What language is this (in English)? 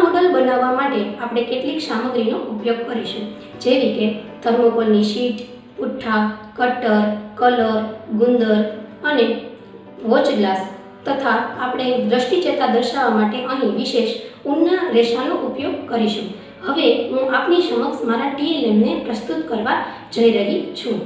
Gujarati